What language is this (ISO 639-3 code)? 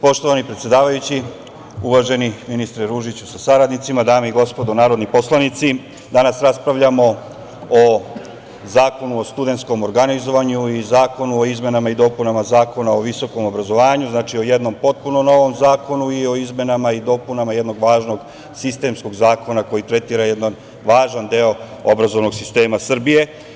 srp